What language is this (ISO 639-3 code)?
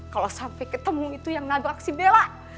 ind